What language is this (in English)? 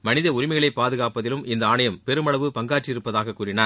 Tamil